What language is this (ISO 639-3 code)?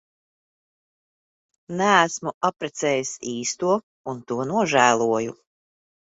lav